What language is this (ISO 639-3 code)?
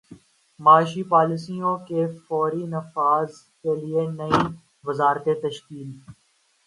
urd